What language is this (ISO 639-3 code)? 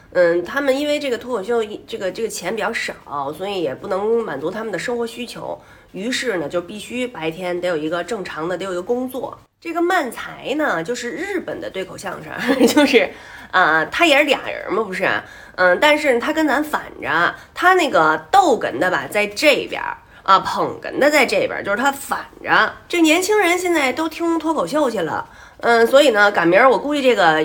zho